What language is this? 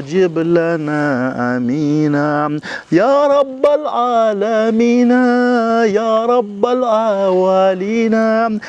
Arabic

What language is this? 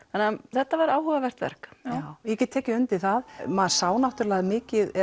Icelandic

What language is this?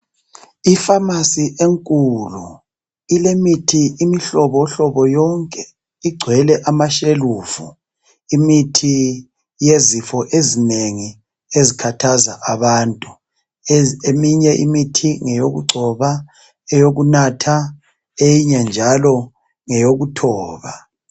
North Ndebele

